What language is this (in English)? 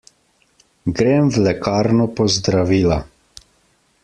Slovenian